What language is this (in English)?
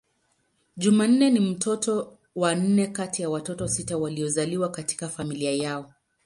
Swahili